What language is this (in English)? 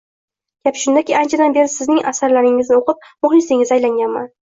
Uzbek